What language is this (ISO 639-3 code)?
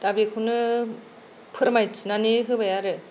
brx